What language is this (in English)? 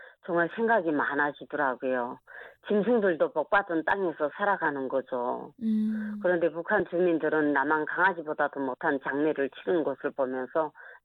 Korean